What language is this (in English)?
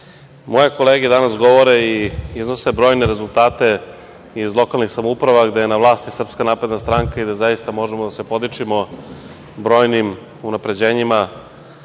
Serbian